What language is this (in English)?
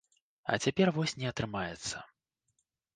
Belarusian